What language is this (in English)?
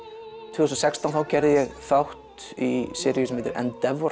Icelandic